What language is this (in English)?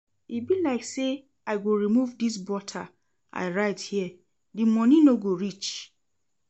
Nigerian Pidgin